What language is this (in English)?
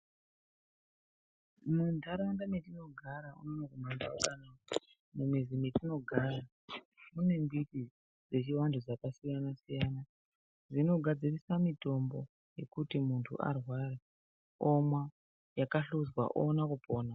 Ndau